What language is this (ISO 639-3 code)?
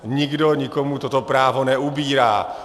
ces